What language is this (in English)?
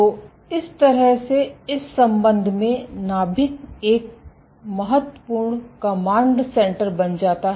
Hindi